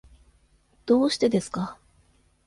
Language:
Japanese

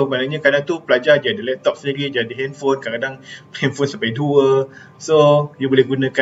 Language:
Malay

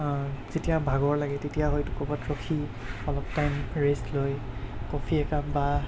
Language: Assamese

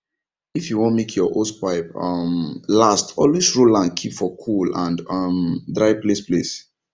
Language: Nigerian Pidgin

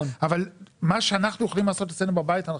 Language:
Hebrew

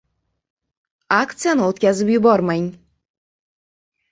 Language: Uzbek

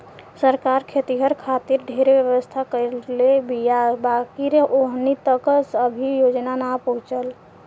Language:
Bhojpuri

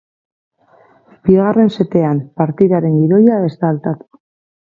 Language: Basque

